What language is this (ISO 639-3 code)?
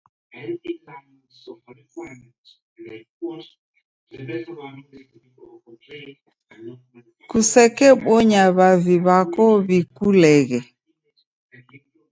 dav